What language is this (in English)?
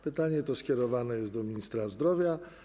Polish